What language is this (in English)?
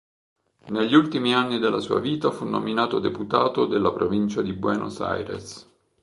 Italian